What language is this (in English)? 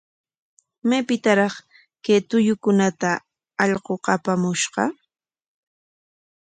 Corongo Ancash Quechua